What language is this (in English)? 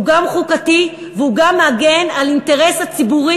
Hebrew